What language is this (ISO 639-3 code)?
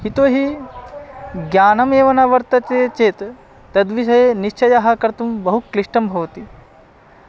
san